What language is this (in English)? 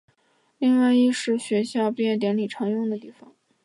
Chinese